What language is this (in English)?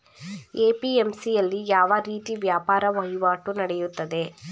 Kannada